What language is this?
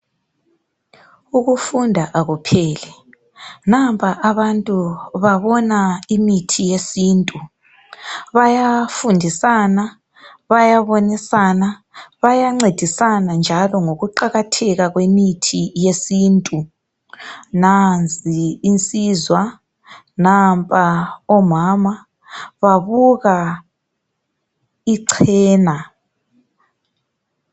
North Ndebele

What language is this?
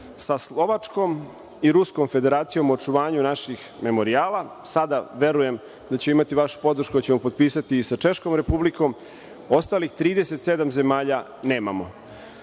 Serbian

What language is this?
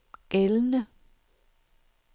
Danish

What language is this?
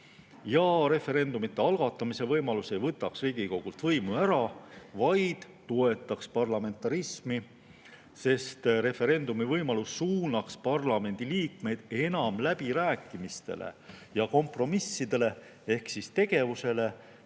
Estonian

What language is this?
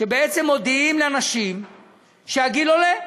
Hebrew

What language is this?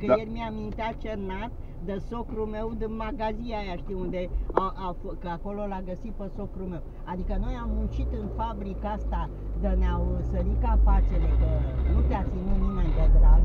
Romanian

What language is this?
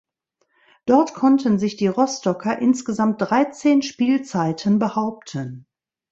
German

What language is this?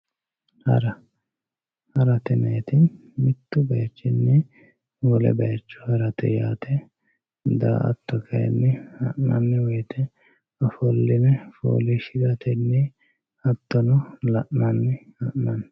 Sidamo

